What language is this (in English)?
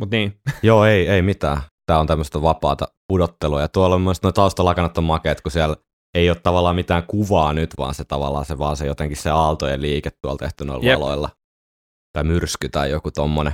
Finnish